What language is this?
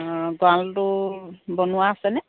Assamese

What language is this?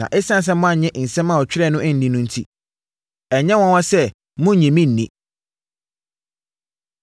Akan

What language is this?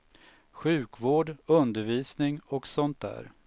Swedish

